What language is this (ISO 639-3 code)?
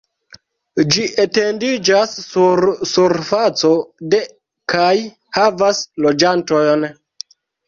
epo